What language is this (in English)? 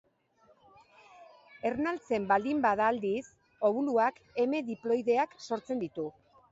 Basque